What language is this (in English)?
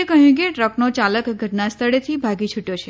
Gujarati